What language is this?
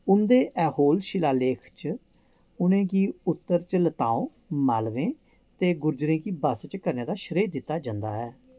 Dogri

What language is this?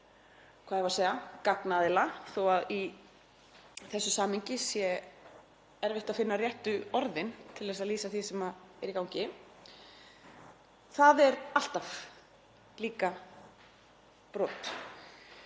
Icelandic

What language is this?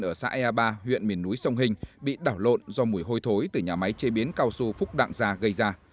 Vietnamese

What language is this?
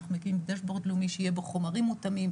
Hebrew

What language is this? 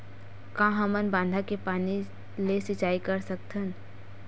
Chhattisgarhi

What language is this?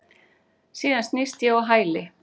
Icelandic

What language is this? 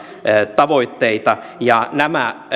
Finnish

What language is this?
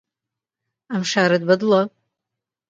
Central Kurdish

